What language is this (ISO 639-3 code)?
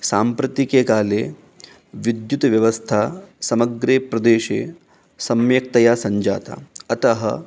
san